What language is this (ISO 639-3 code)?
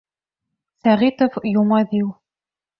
bak